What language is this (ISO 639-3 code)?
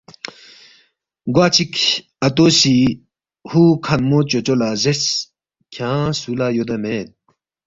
bft